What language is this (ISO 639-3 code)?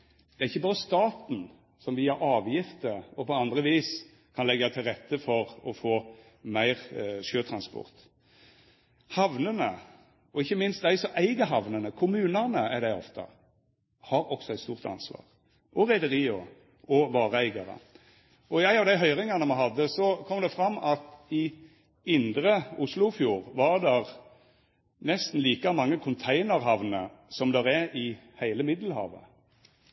nno